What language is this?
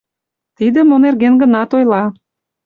Mari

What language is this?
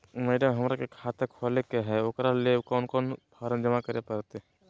Magahi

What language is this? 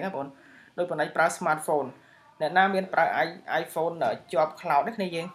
Vietnamese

